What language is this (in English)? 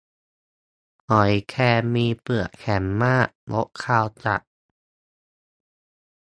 Thai